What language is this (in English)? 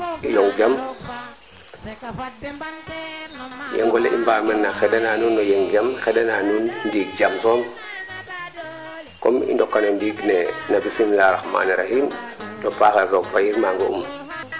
Serer